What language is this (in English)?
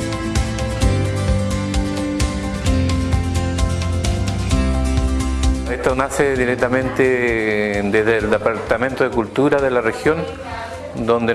Spanish